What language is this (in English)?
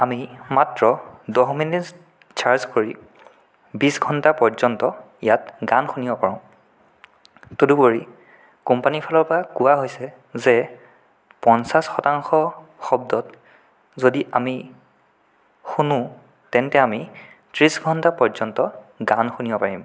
Assamese